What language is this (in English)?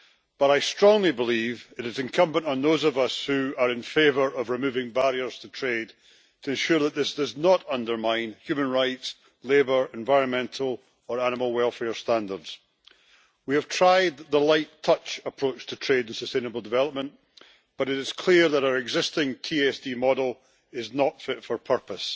English